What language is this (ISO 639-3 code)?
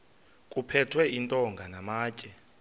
xho